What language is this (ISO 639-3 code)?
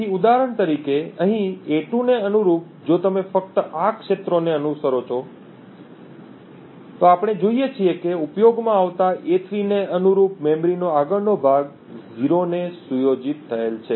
guj